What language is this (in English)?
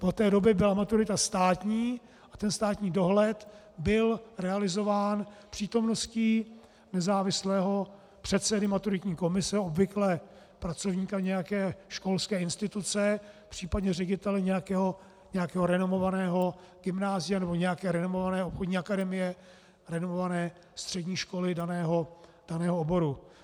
Czech